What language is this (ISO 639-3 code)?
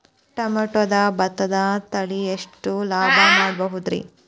kan